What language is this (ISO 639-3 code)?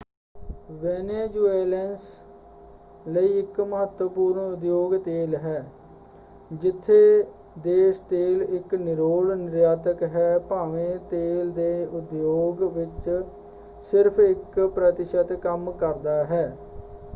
pan